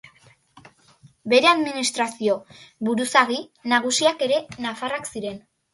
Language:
Basque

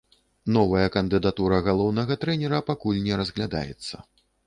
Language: Belarusian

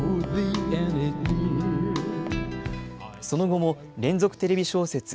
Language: Japanese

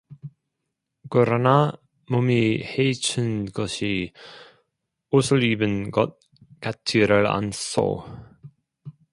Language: Korean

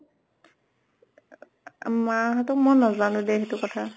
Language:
Assamese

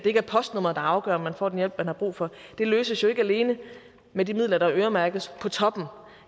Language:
Danish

